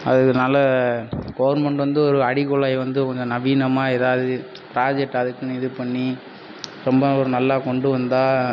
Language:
Tamil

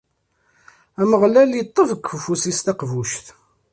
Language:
Kabyle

